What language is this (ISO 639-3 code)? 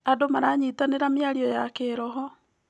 kik